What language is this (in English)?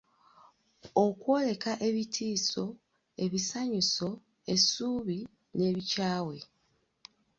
Ganda